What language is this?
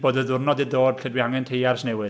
Welsh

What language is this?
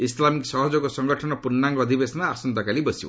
Odia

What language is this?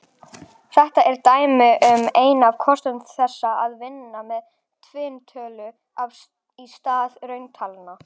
Icelandic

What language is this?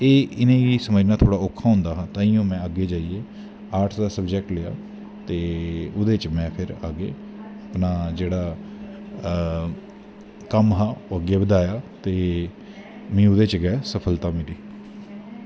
Dogri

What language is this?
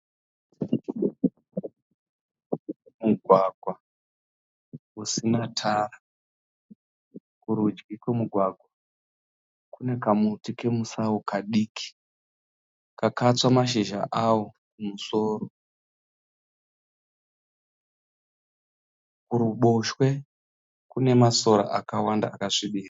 Shona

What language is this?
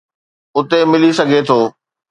Sindhi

